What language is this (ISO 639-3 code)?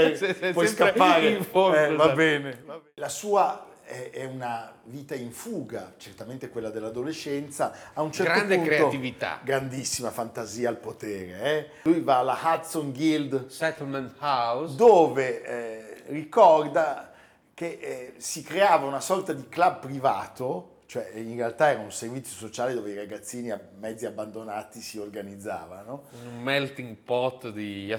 ita